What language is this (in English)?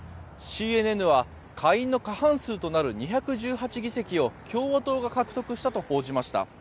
Japanese